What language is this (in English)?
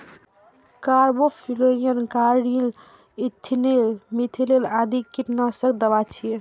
Maithili